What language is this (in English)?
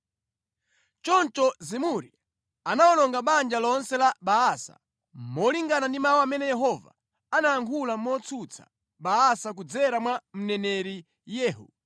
Nyanja